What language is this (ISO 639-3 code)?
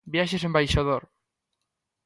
glg